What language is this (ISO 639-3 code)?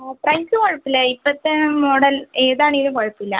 mal